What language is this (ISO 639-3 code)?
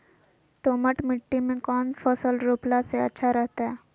mag